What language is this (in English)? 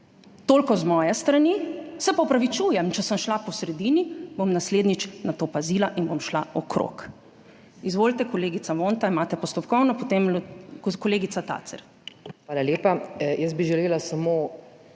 Slovenian